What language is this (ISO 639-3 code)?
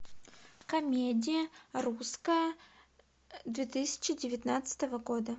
rus